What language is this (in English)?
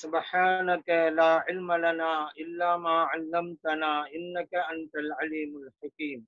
Hindi